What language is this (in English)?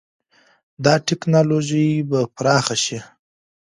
Pashto